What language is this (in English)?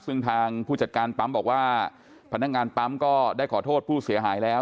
Thai